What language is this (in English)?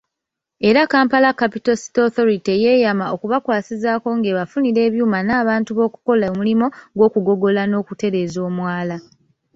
Ganda